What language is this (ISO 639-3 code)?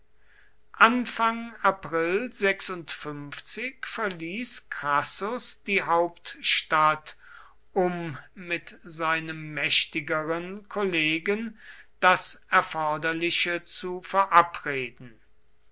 deu